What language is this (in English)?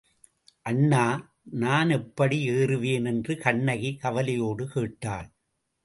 Tamil